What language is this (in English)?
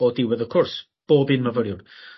Welsh